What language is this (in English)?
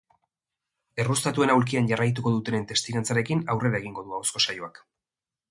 Basque